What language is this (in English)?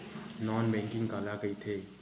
Chhattisgarhi